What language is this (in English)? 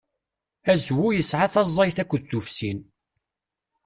Kabyle